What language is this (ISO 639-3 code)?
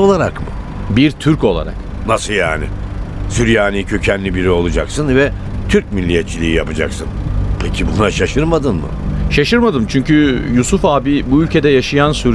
tur